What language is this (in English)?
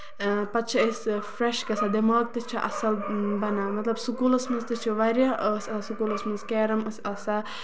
Kashmiri